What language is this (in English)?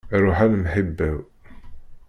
Kabyle